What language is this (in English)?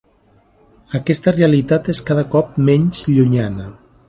Catalan